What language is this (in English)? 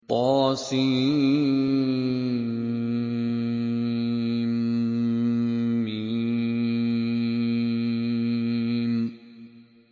Arabic